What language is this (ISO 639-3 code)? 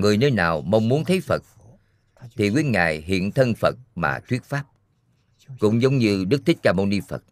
vie